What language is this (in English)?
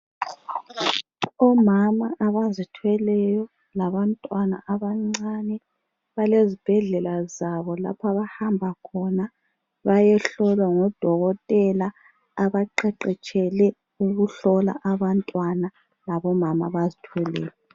North Ndebele